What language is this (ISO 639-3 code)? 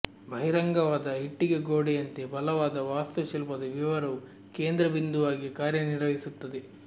kan